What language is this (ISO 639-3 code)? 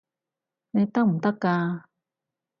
yue